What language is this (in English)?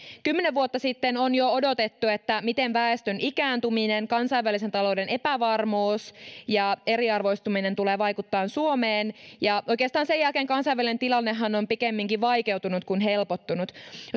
Finnish